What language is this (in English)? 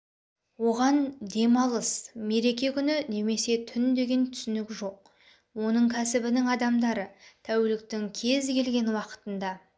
Kazakh